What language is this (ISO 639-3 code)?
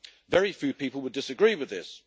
eng